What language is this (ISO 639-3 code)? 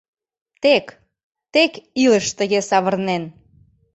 chm